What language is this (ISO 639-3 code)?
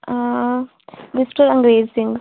pan